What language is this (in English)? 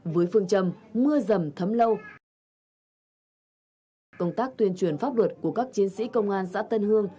Vietnamese